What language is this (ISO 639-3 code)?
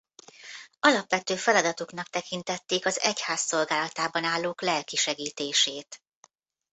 hun